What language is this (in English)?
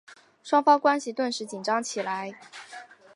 Chinese